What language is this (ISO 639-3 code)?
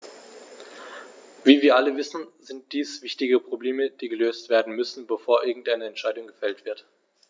deu